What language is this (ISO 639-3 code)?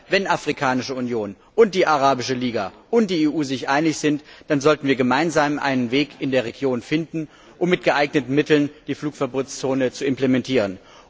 deu